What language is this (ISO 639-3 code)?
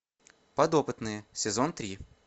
rus